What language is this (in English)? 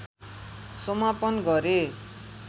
Nepali